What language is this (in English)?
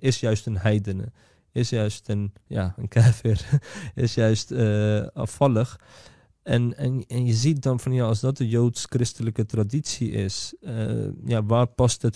Dutch